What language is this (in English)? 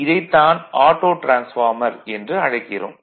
Tamil